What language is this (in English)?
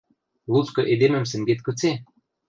Western Mari